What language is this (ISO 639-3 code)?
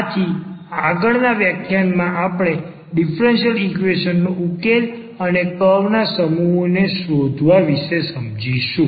guj